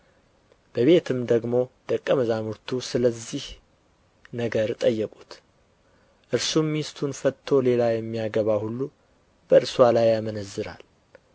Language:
Amharic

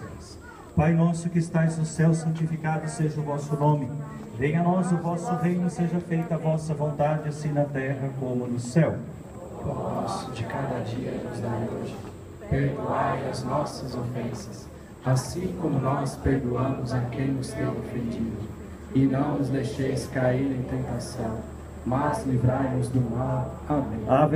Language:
Portuguese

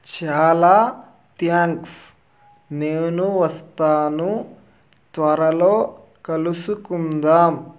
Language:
Telugu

